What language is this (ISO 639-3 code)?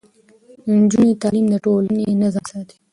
pus